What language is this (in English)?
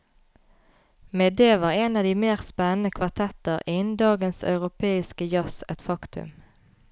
Norwegian